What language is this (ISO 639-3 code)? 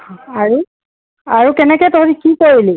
asm